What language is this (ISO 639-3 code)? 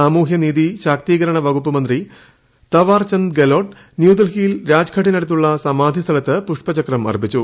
mal